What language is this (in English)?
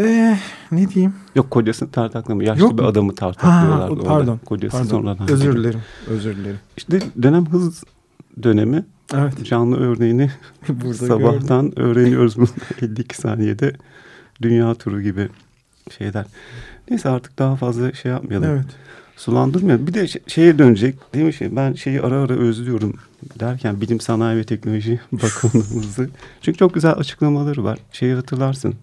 Turkish